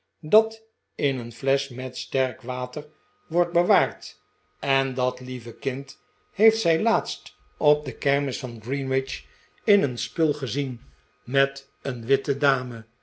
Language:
Dutch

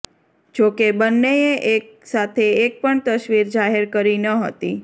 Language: Gujarati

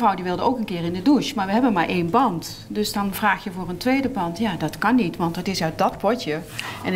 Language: Dutch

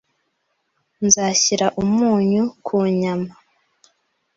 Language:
Kinyarwanda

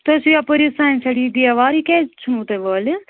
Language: Kashmiri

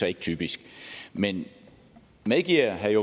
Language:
Danish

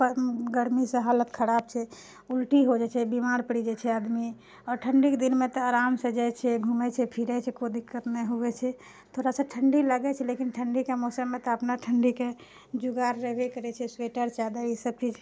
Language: Maithili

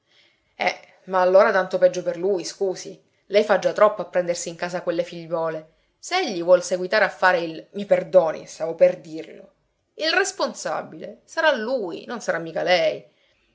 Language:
Italian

